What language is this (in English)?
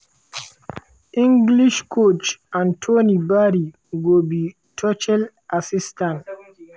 Nigerian Pidgin